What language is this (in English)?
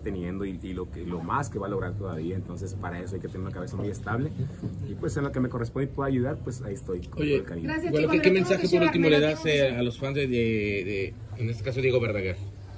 Spanish